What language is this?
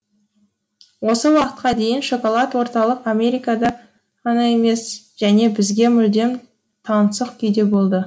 Kazakh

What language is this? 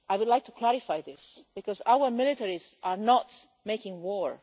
English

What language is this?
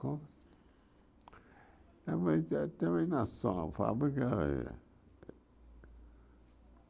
Portuguese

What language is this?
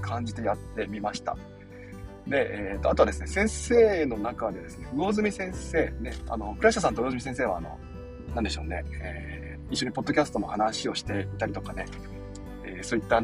Japanese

